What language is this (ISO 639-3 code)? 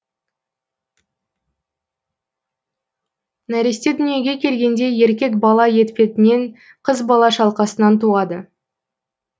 kaz